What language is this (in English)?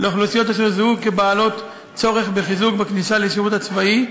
Hebrew